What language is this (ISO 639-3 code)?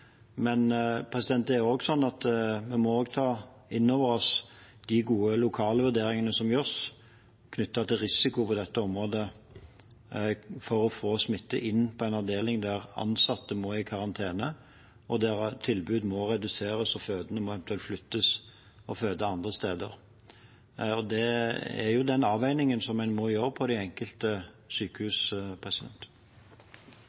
nob